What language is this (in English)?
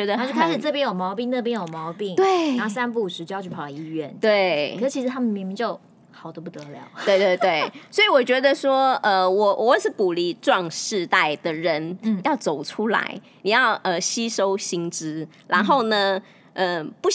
Chinese